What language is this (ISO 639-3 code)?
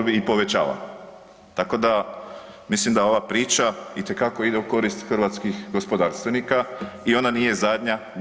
hrv